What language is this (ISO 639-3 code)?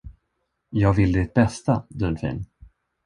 swe